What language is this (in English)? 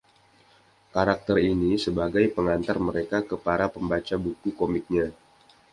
Indonesian